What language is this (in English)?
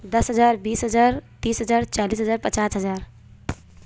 Urdu